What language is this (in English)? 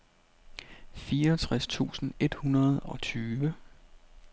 Danish